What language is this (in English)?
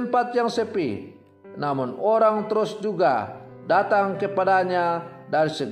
Indonesian